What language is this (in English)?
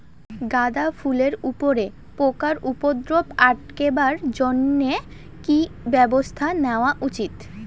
Bangla